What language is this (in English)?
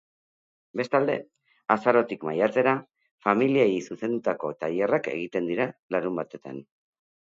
Basque